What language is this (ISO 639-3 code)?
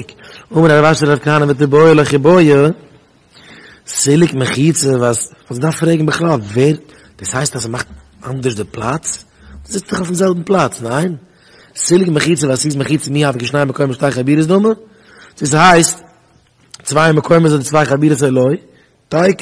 nld